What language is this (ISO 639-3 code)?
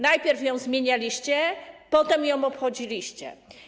pol